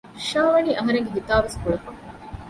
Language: Divehi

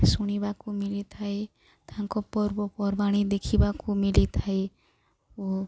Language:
Odia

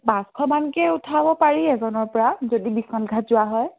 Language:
Assamese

